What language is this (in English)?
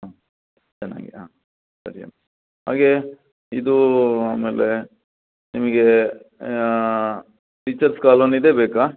Kannada